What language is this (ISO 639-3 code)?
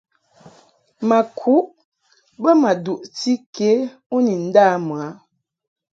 mhk